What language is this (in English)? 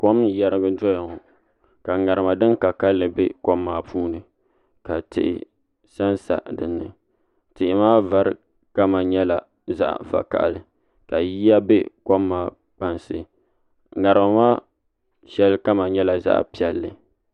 Dagbani